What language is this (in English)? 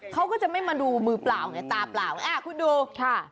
Thai